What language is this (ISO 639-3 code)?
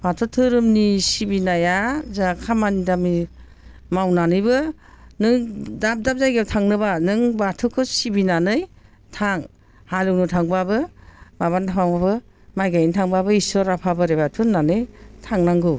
brx